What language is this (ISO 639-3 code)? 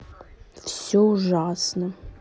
rus